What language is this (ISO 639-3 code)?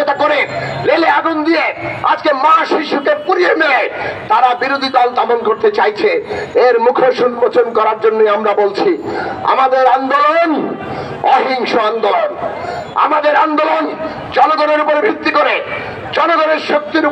ben